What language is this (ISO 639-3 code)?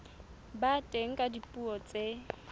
sot